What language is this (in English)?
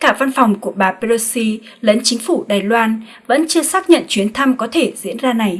Vietnamese